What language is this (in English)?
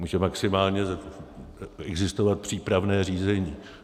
Czech